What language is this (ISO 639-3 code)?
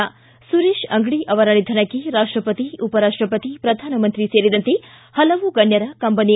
kan